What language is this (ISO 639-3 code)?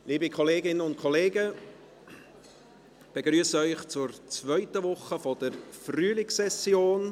gsw